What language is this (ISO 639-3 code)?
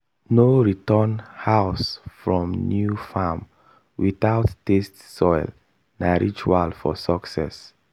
pcm